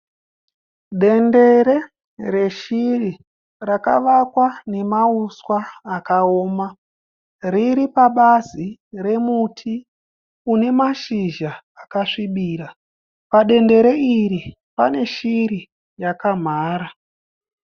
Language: Shona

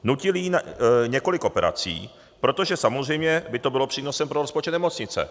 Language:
Czech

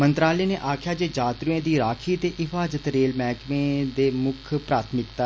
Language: Dogri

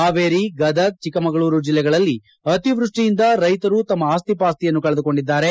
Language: Kannada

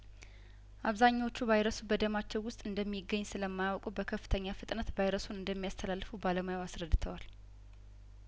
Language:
Amharic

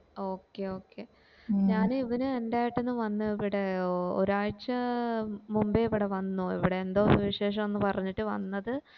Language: Malayalam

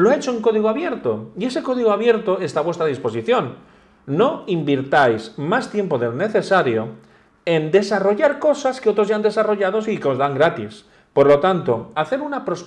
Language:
Spanish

